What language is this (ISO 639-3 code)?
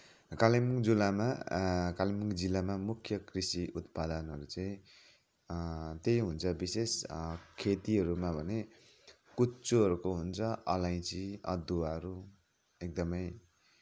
nep